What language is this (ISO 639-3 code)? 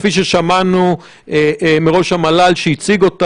heb